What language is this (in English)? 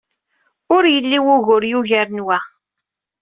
Kabyle